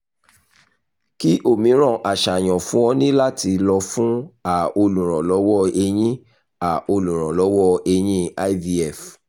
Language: Yoruba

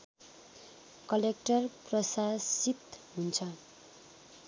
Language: Nepali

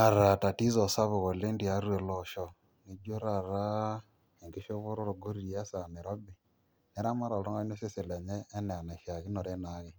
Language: Masai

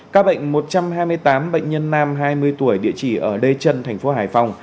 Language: Vietnamese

